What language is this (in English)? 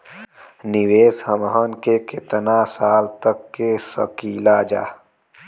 Bhojpuri